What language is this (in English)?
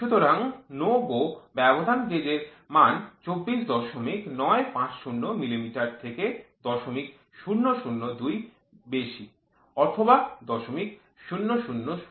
Bangla